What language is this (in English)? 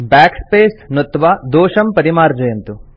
Sanskrit